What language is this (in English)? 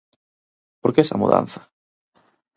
Galician